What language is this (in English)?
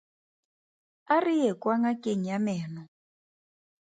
Tswana